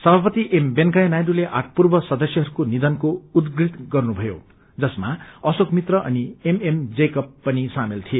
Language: Nepali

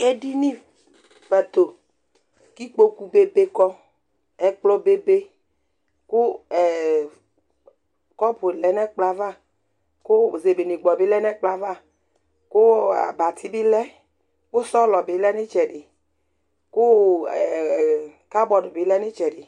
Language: Ikposo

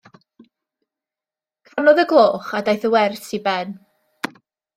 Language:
Welsh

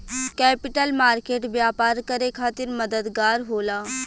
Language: Bhojpuri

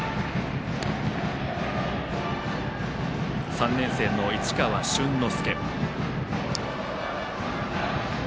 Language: Japanese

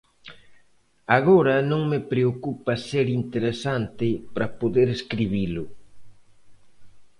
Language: Galician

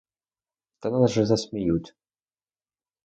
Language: Ukrainian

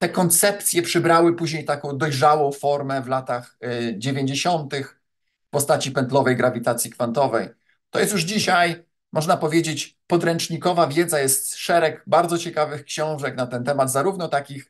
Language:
Polish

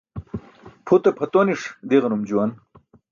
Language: Burushaski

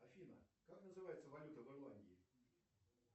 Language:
Russian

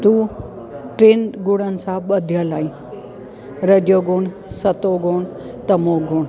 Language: Sindhi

